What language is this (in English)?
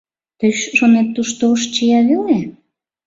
Mari